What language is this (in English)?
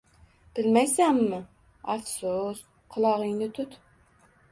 Uzbek